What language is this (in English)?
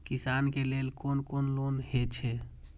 Maithili